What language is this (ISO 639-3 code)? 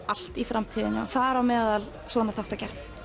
isl